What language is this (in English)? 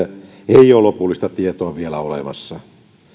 Finnish